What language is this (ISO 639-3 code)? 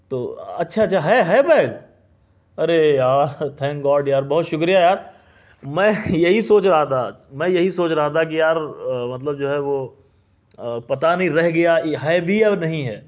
urd